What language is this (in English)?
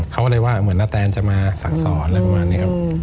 Thai